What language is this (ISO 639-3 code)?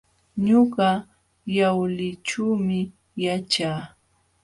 qxw